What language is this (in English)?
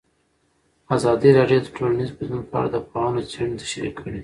Pashto